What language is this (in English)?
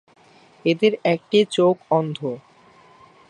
Bangla